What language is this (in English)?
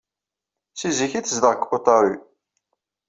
Kabyle